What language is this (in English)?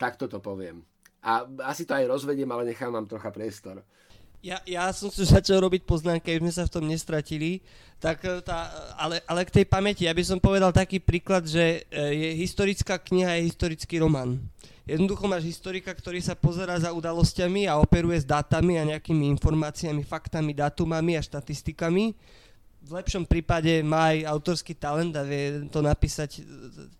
Slovak